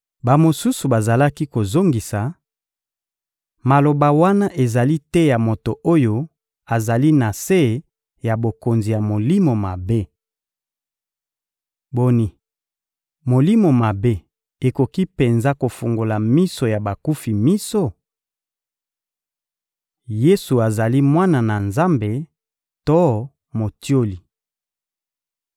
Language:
Lingala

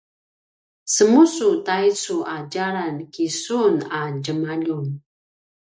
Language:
Paiwan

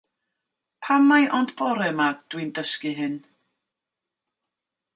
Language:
Welsh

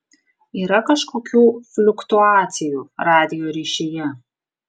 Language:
Lithuanian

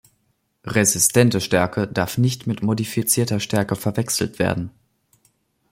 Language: German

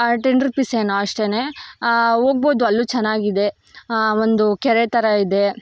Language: Kannada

